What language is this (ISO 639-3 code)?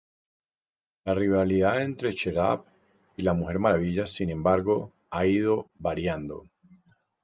spa